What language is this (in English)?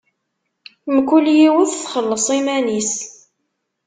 Kabyle